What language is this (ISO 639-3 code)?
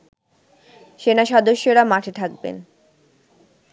ben